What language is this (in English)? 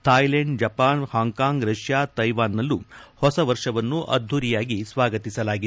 Kannada